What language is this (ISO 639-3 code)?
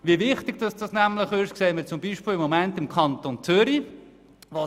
gsw